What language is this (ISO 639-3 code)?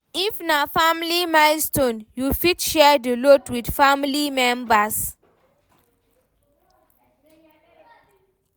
pcm